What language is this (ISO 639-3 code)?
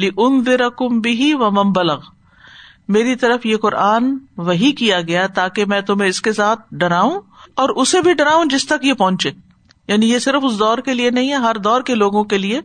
urd